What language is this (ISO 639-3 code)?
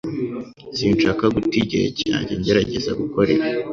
kin